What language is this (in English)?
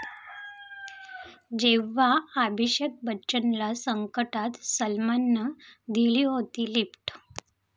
Marathi